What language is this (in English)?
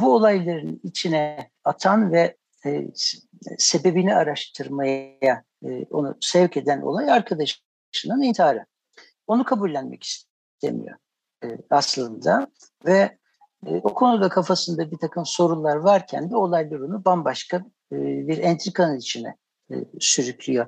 Turkish